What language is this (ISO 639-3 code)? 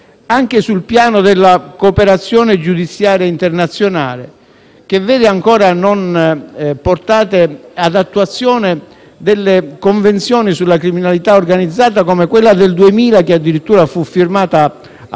ita